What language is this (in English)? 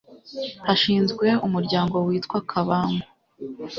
Kinyarwanda